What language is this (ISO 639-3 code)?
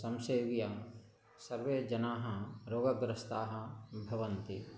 san